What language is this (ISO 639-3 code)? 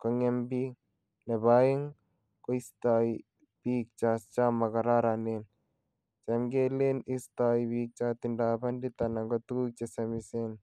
kln